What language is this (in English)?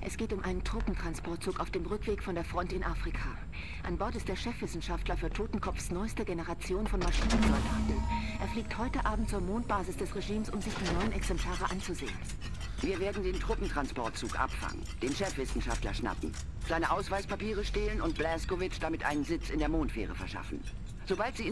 German